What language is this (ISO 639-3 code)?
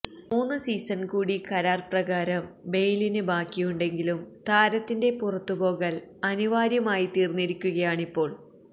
mal